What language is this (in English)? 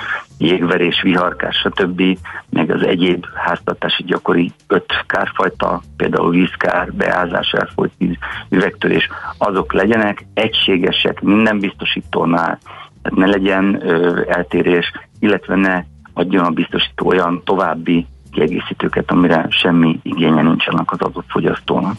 Hungarian